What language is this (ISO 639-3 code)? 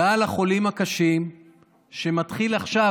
heb